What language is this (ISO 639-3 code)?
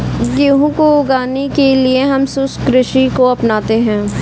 hin